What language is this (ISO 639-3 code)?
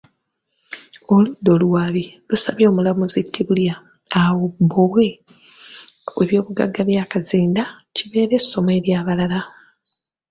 lug